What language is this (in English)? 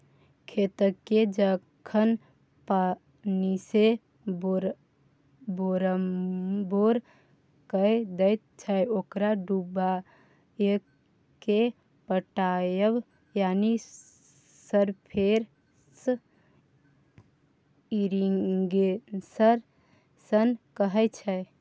Maithili